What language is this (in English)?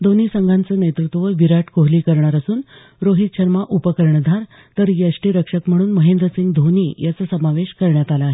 Marathi